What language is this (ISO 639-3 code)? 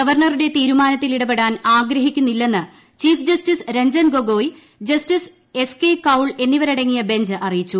mal